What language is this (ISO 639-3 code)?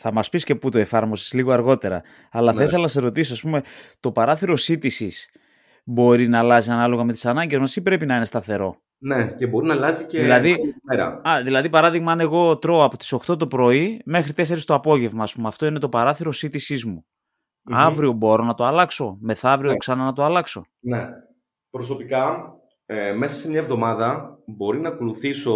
ell